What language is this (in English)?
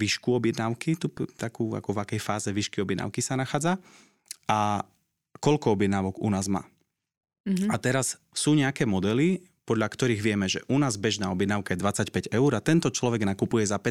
Slovak